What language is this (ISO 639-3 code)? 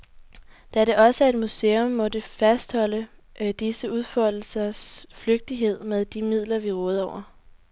dan